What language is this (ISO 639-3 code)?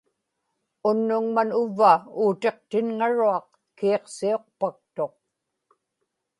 ipk